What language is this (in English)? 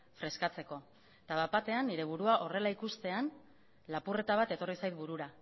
Basque